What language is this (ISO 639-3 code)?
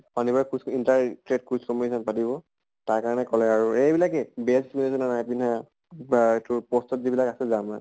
asm